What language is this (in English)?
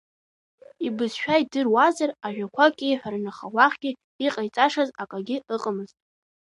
Abkhazian